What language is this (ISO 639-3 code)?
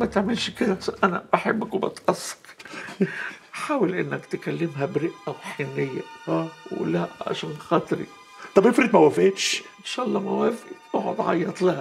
ara